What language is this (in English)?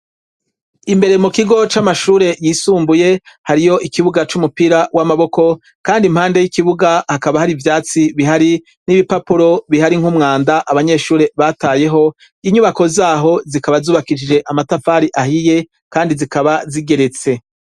Rundi